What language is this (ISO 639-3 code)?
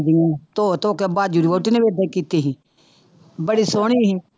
pan